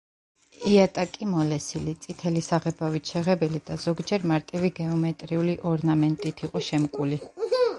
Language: Georgian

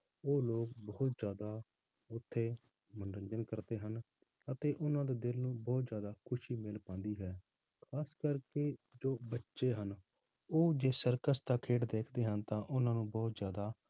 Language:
Punjabi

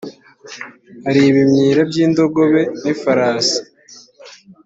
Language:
Kinyarwanda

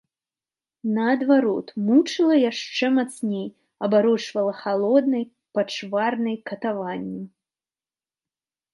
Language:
Belarusian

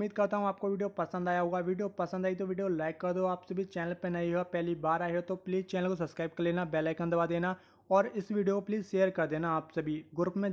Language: Hindi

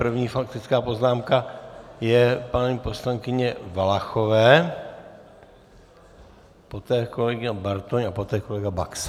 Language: Czech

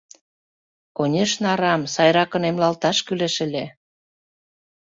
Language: Mari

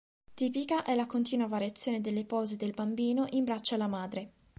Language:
Italian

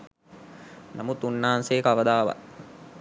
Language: Sinhala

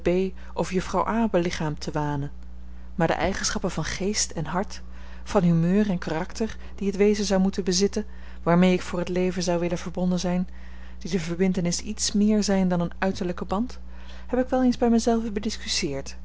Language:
Dutch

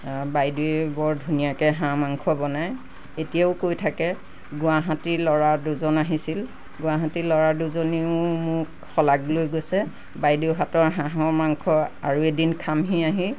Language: Assamese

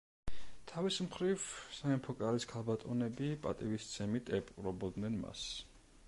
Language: Georgian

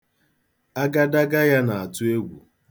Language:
Igbo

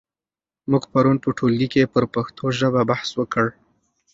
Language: Pashto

